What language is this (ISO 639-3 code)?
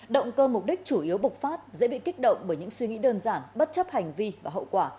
vie